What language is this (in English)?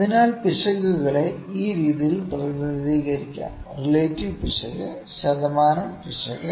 Malayalam